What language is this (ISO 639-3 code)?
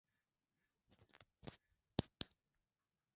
swa